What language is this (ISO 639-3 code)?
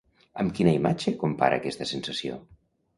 cat